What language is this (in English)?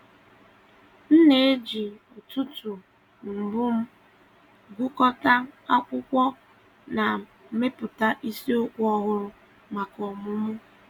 Igbo